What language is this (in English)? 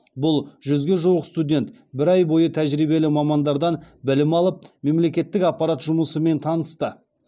Kazakh